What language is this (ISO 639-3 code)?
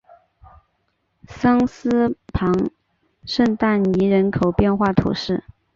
zho